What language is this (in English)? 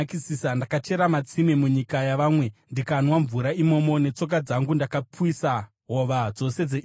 Shona